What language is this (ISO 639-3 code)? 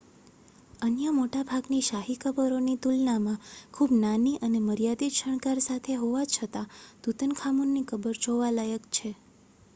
guj